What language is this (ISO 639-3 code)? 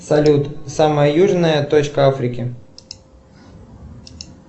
rus